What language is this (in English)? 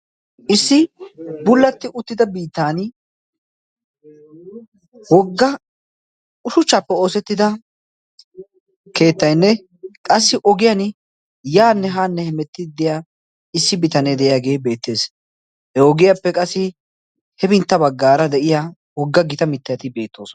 Wolaytta